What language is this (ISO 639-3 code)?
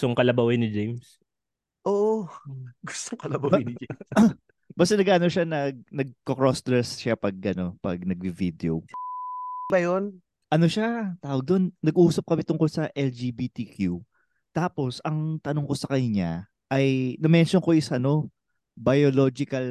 fil